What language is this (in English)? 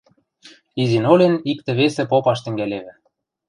Western Mari